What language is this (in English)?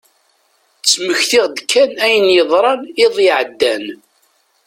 Kabyle